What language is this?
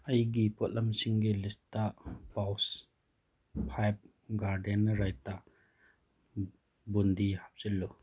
Manipuri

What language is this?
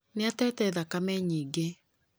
Kikuyu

